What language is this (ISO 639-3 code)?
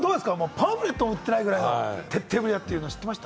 jpn